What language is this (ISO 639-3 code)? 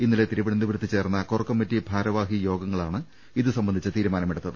mal